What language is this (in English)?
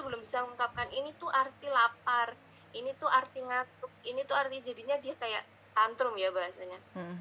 Indonesian